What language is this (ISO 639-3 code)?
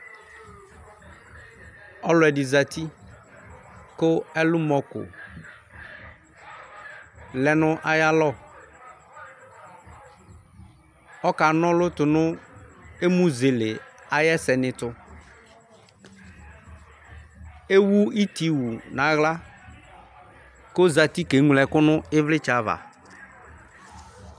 kpo